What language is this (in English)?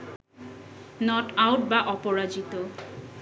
Bangla